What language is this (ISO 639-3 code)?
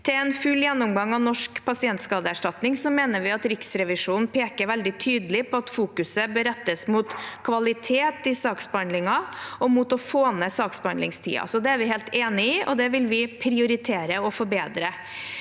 nor